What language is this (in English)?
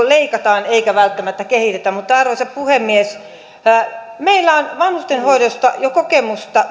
Finnish